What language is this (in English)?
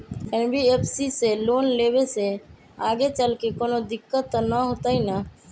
Magahi